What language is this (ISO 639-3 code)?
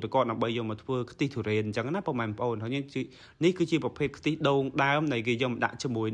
vie